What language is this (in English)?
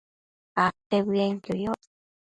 Matsés